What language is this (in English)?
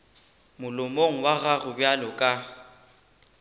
Northern Sotho